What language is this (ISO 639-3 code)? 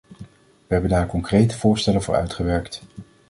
nld